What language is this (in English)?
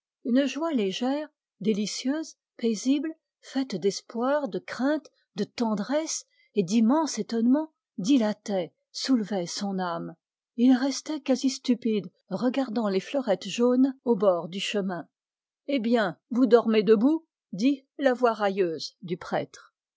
French